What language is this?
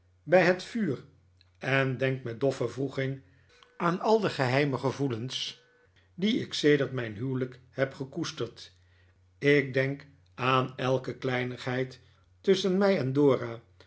Dutch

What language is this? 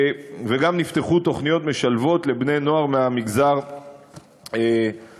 Hebrew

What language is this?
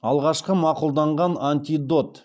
Kazakh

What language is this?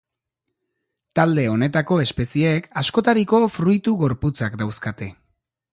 Basque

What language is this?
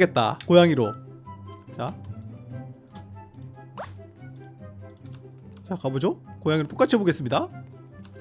Korean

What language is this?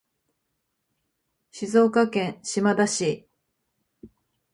Japanese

